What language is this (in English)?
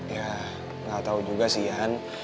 Indonesian